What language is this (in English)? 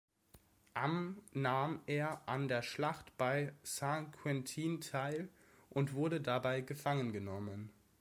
German